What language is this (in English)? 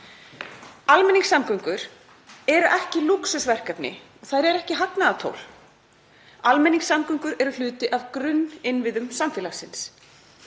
Icelandic